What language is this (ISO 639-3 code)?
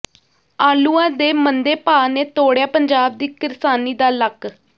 pan